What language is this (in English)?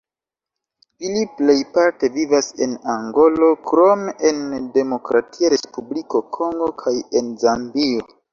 Esperanto